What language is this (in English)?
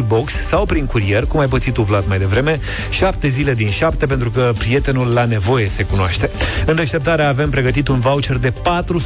Romanian